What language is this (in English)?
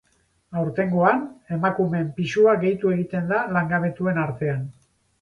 Basque